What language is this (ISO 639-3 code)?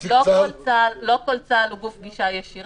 heb